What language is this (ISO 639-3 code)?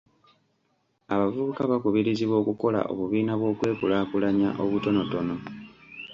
lug